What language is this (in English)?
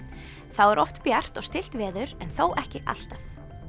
Icelandic